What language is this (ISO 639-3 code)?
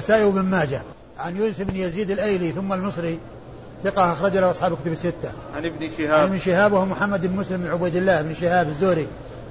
ara